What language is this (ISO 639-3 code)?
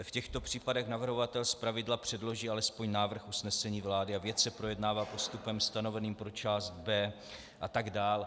ces